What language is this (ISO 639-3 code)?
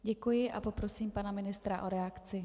ces